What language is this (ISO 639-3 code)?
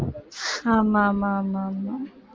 tam